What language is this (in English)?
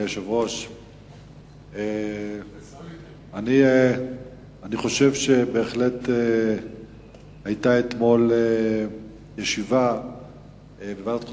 Hebrew